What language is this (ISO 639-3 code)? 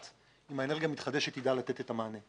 heb